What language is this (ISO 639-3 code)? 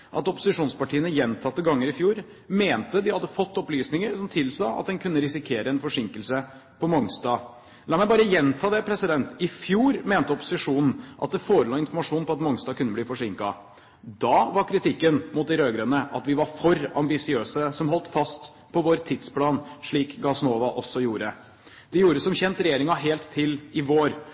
nob